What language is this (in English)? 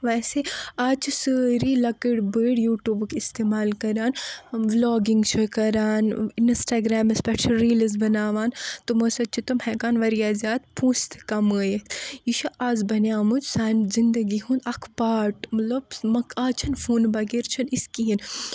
Kashmiri